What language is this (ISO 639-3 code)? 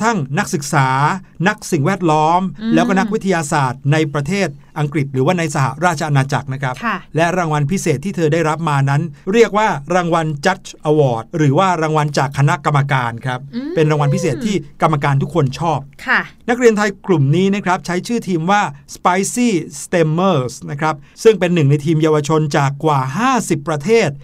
tha